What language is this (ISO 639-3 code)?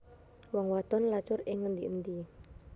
jav